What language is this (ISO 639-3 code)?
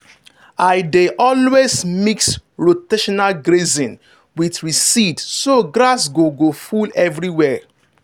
pcm